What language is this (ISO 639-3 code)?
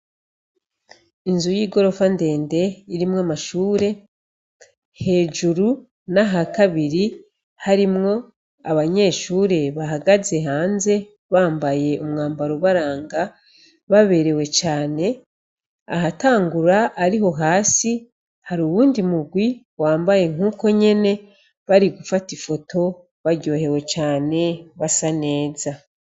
run